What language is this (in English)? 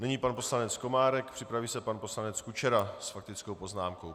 Czech